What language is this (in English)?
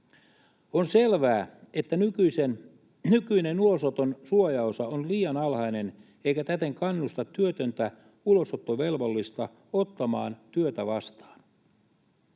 Finnish